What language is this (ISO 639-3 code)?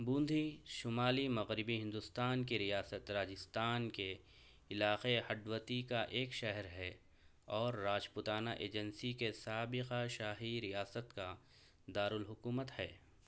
urd